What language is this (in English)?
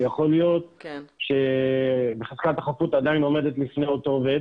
Hebrew